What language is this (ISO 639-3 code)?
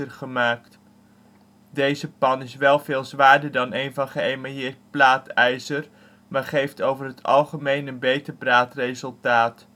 nld